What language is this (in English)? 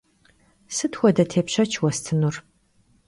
Kabardian